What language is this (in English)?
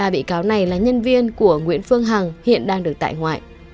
Vietnamese